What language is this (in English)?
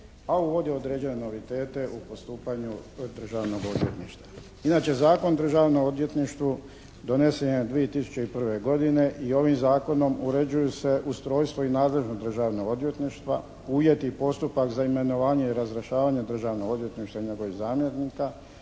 Croatian